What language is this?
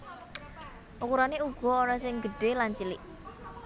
Javanese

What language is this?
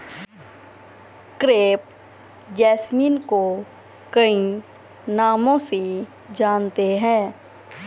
Hindi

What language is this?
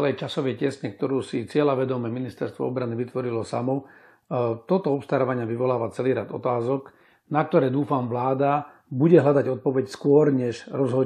Slovak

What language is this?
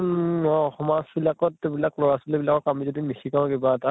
Assamese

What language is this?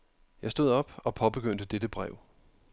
Danish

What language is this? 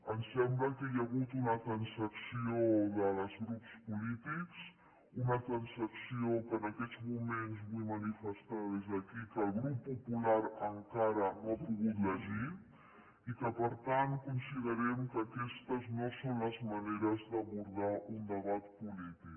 Catalan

